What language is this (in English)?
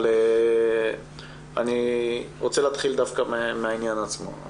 Hebrew